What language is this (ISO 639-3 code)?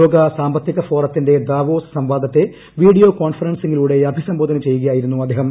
mal